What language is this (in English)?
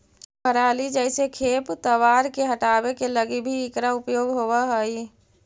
Magahi